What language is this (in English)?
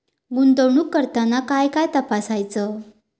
Marathi